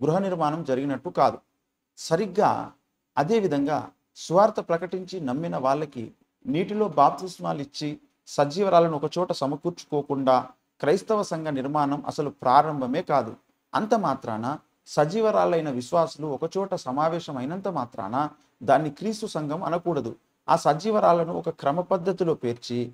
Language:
Telugu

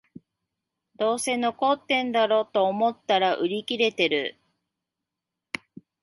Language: Japanese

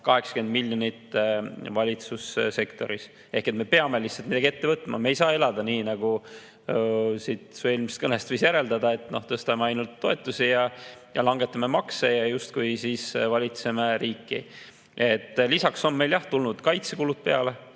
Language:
Estonian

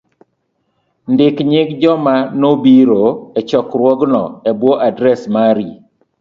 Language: Luo (Kenya and Tanzania)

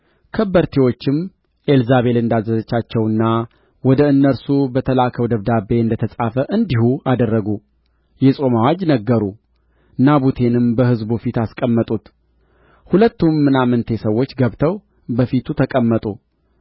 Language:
Amharic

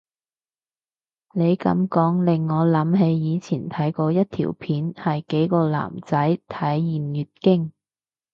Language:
Cantonese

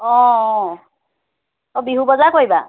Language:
Assamese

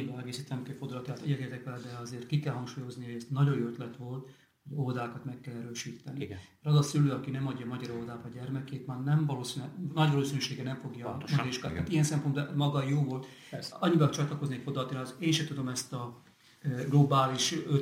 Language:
Hungarian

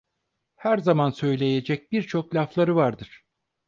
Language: Turkish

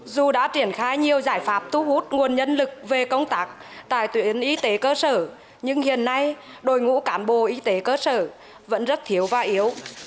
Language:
Vietnamese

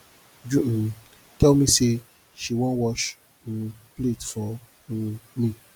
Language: Nigerian Pidgin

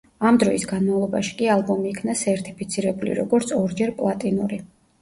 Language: Georgian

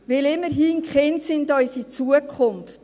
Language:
Swiss German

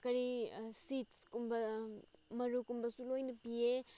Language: Manipuri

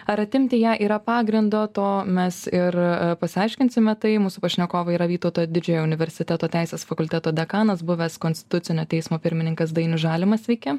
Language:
Lithuanian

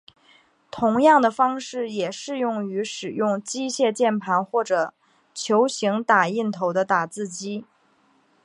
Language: Chinese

